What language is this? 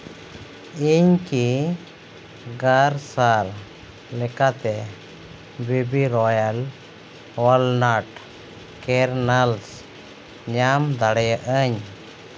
Santali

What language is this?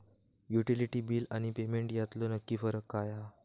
Marathi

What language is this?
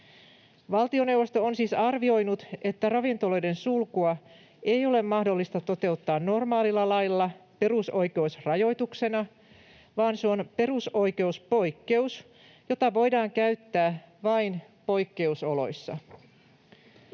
Finnish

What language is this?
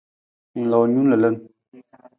Nawdm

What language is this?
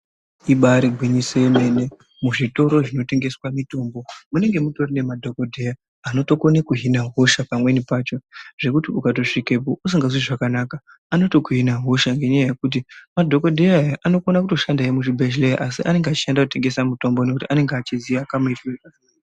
Ndau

